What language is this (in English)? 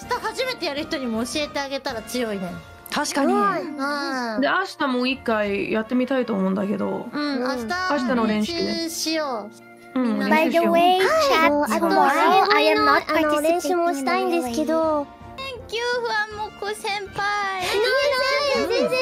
Japanese